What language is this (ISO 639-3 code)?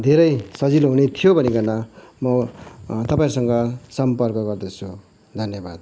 nep